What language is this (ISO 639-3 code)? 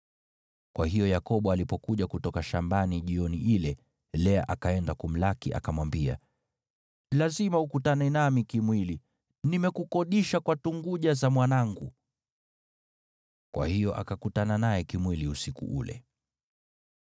swa